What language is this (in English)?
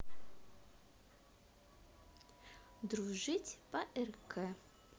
Russian